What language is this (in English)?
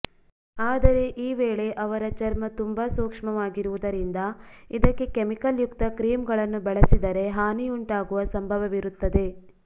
Kannada